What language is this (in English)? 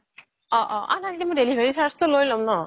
Assamese